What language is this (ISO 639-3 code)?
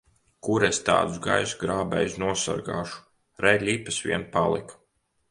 lav